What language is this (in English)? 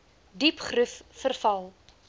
Afrikaans